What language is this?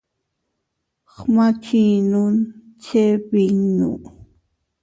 Teutila Cuicatec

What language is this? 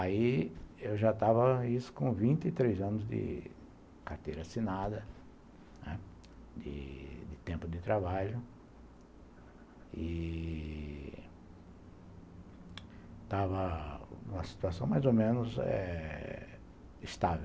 Portuguese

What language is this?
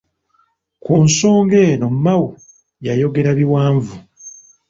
Ganda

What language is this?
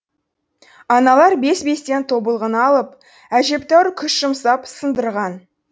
Kazakh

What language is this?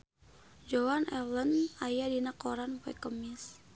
Sundanese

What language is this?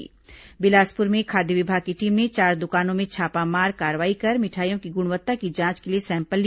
Hindi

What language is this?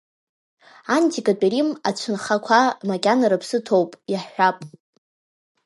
Abkhazian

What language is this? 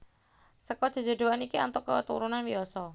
Javanese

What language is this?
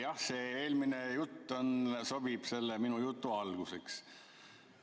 Estonian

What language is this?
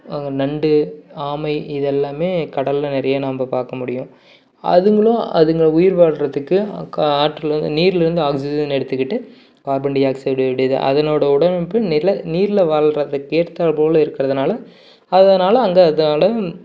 Tamil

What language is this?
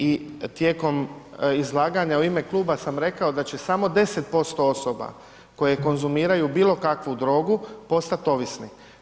Croatian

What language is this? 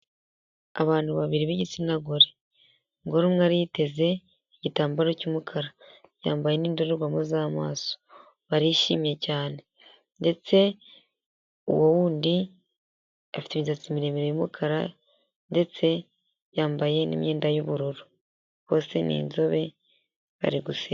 Kinyarwanda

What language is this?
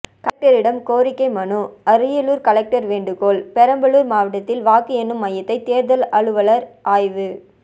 Tamil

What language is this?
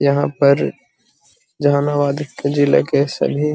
Magahi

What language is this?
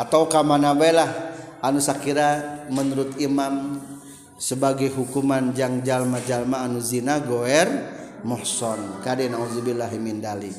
Indonesian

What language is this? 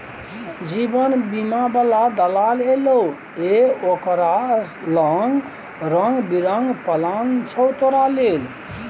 Maithili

